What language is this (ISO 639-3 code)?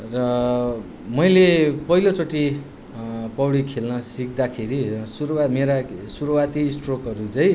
nep